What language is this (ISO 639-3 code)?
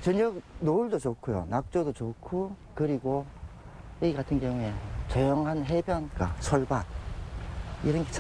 kor